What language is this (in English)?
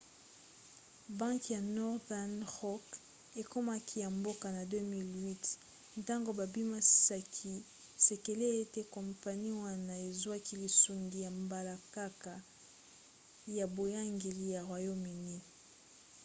Lingala